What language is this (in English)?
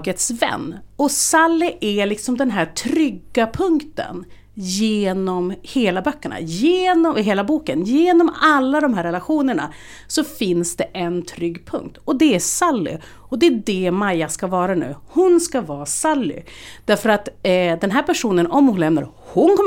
Swedish